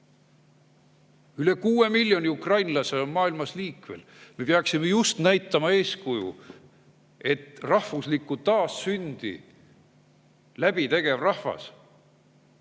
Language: Estonian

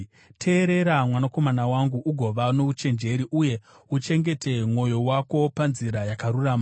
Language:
Shona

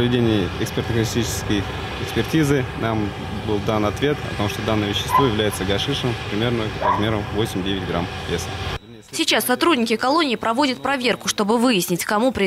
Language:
Russian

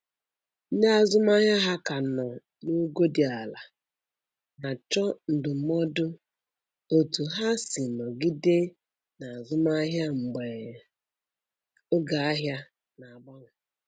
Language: Igbo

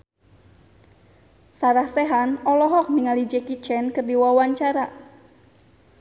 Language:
Sundanese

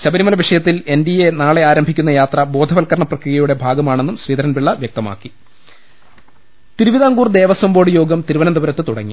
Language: Malayalam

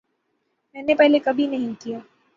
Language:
Urdu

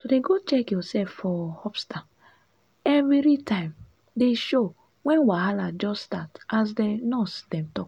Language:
Nigerian Pidgin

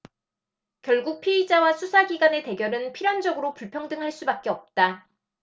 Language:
Korean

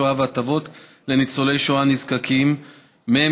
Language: Hebrew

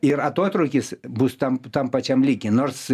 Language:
Lithuanian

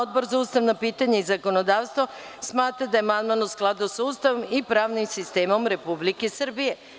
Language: Serbian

